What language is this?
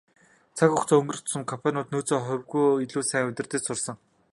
Mongolian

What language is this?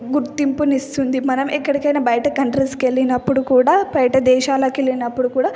Telugu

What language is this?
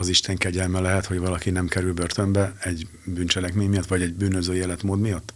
Hungarian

